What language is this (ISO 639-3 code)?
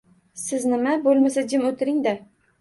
uzb